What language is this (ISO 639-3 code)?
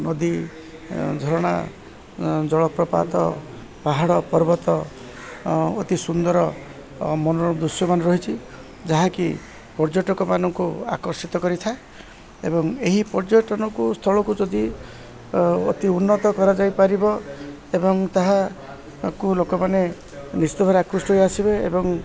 ori